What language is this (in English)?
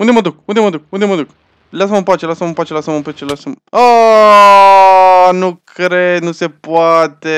Romanian